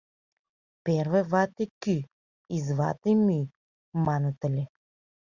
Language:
Mari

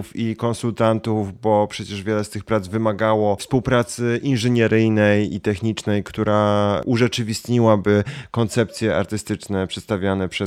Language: Polish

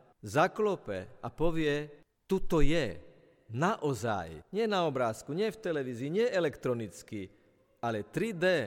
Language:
Slovak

